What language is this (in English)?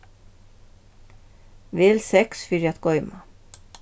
Faroese